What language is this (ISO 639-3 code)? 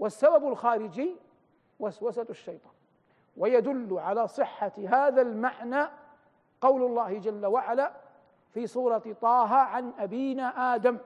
ara